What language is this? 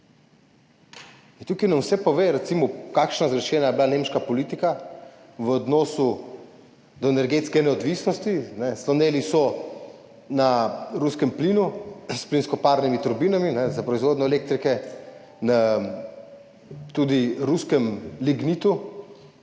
Slovenian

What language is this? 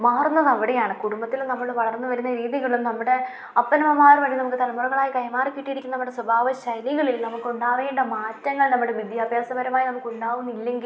Malayalam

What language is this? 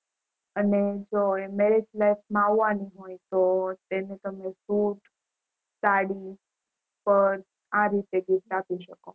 Gujarati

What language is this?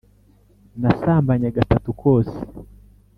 Kinyarwanda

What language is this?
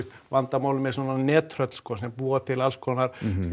Icelandic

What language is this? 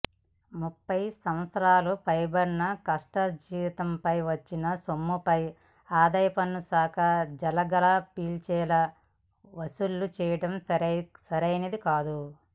Telugu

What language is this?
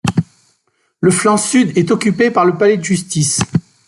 French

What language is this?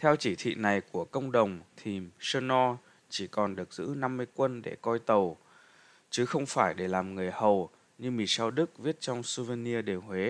Vietnamese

